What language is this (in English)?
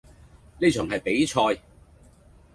Cantonese